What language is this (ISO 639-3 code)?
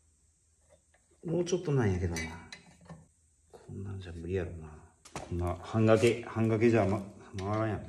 jpn